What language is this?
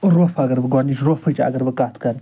Kashmiri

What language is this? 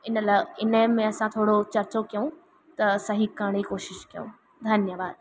Sindhi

